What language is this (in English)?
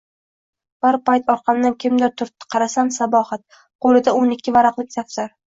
Uzbek